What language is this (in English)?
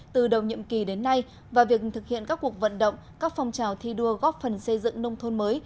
Vietnamese